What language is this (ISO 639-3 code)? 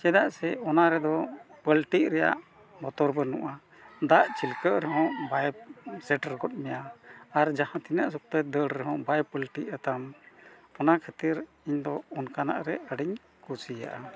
sat